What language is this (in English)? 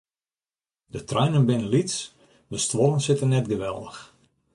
Western Frisian